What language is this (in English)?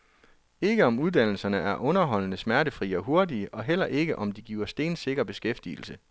Danish